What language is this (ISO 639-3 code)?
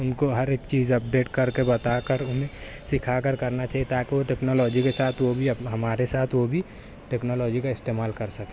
urd